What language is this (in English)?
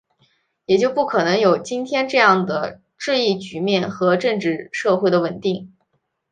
Chinese